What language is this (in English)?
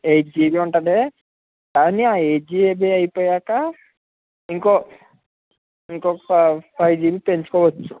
Telugu